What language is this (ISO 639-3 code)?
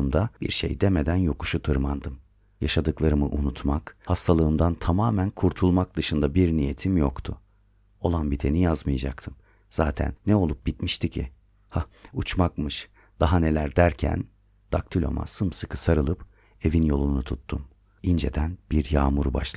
tur